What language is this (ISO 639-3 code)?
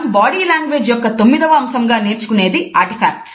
tel